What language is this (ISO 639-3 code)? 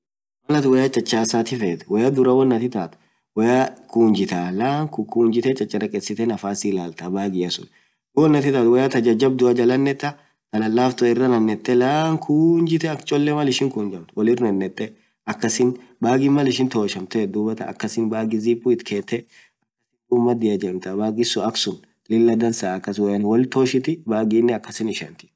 orc